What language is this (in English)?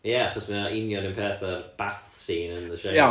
Welsh